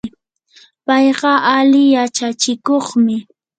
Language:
Yanahuanca Pasco Quechua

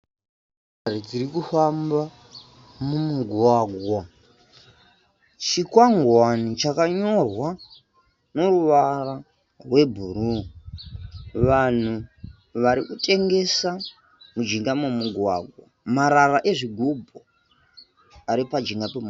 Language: Shona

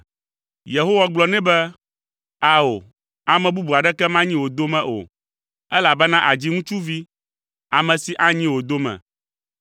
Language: Ewe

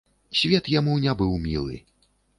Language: Belarusian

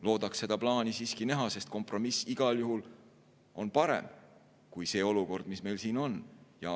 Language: Estonian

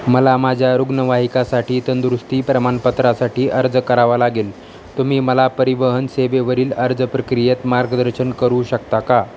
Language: Marathi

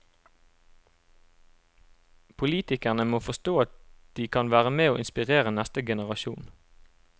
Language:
Norwegian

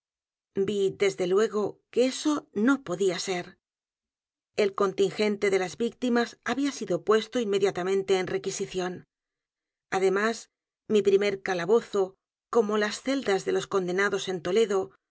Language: Spanish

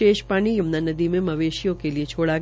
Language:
Hindi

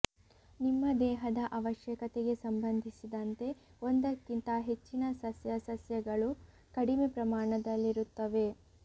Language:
Kannada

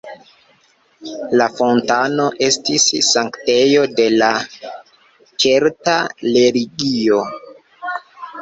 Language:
Esperanto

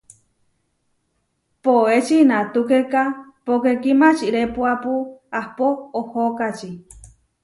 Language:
Huarijio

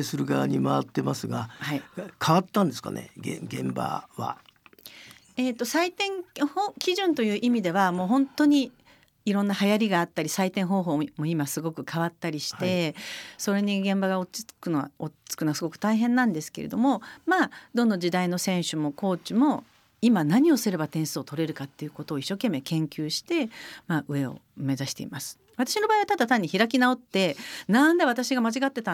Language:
Japanese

